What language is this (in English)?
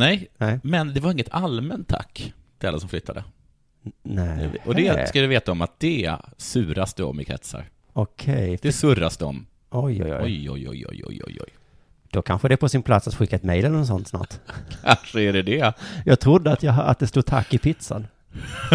Swedish